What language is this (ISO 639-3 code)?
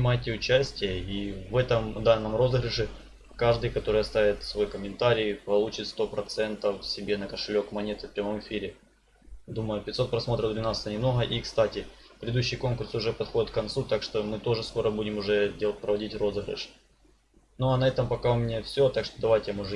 rus